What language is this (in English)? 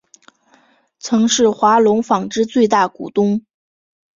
Chinese